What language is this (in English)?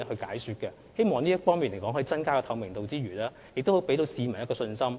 Cantonese